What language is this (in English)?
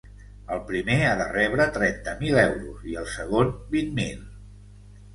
Catalan